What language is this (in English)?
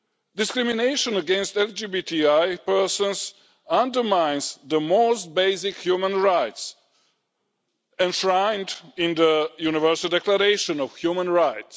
English